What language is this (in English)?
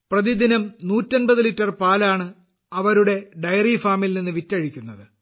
Malayalam